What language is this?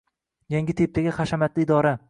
Uzbek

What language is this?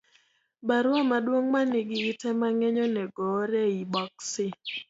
Luo (Kenya and Tanzania)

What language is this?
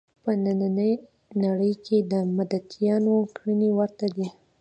Pashto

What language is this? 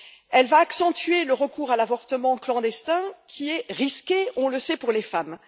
French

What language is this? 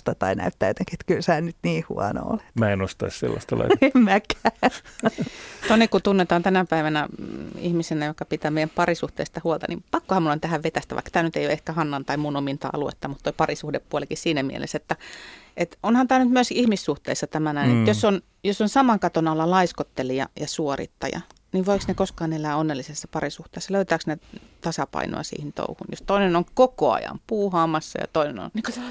Finnish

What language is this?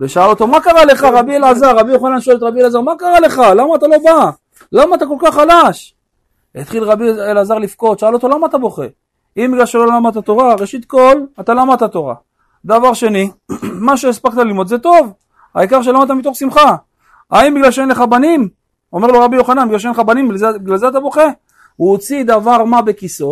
Hebrew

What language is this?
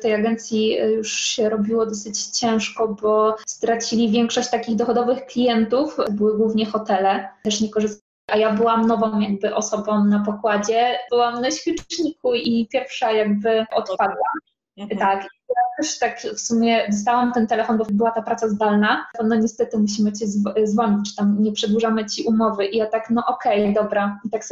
Polish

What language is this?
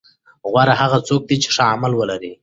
Pashto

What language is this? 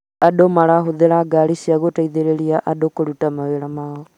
Kikuyu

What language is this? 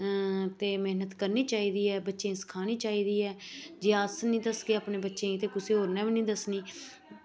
Dogri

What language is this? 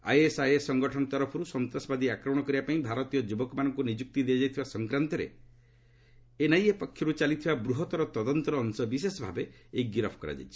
Odia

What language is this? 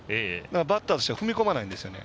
Japanese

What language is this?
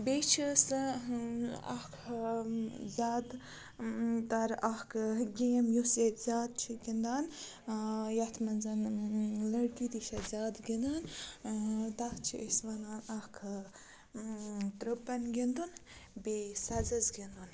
Kashmiri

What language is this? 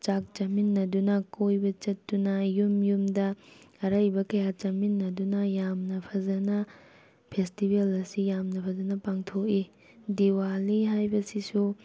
Manipuri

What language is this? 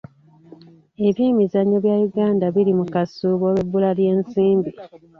Ganda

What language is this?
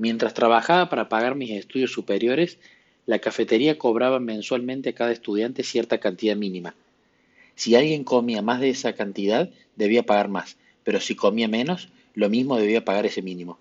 Spanish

